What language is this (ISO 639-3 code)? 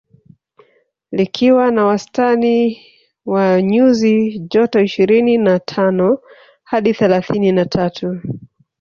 swa